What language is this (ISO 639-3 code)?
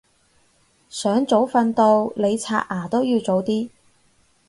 yue